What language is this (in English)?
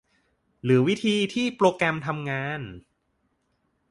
Thai